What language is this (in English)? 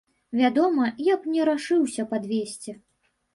Belarusian